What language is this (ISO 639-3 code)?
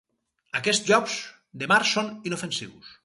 cat